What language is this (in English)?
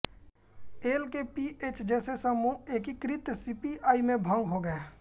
Hindi